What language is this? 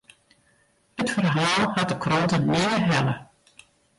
Western Frisian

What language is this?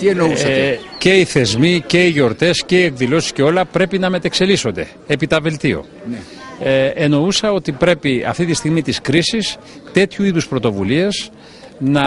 Greek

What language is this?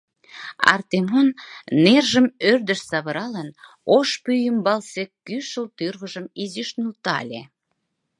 Mari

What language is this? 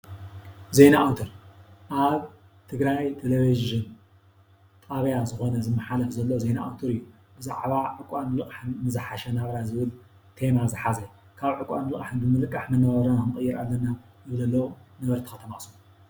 Tigrinya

